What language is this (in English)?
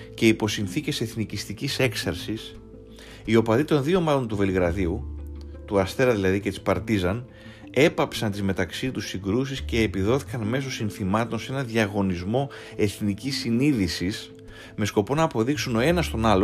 Greek